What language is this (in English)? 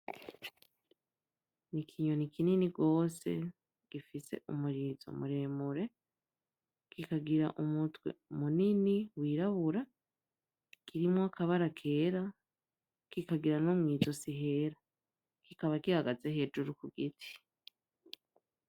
Rundi